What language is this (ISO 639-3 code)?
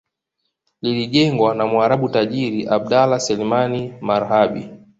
swa